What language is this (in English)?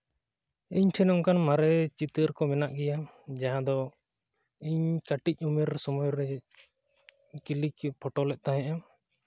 Santali